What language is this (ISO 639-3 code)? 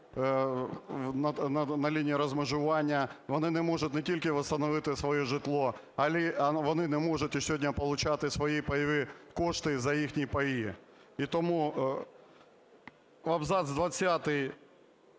ukr